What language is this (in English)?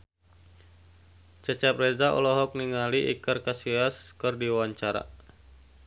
Sundanese